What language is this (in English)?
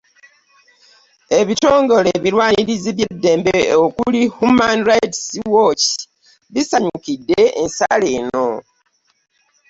Ganda